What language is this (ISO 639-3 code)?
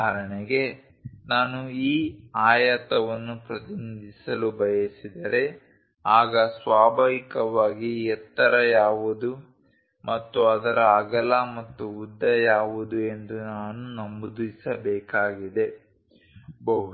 kan